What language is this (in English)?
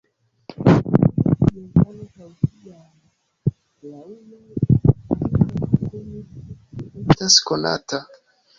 Esperanto